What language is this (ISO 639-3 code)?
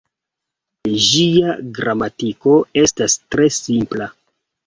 epo